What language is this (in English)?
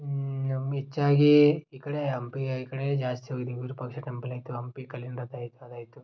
Kannada